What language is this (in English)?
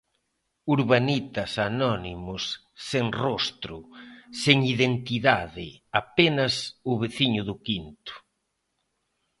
Galician